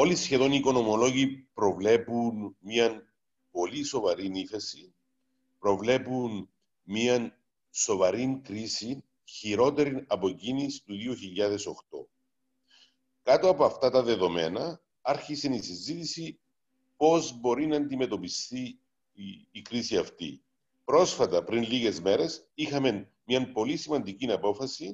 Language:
Greek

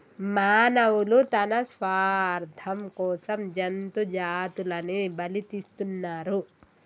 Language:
Telugu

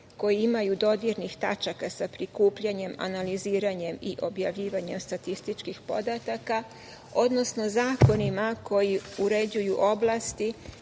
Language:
Serbian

